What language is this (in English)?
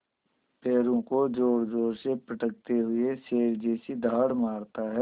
Hindi